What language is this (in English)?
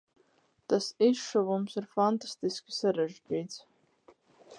Latvian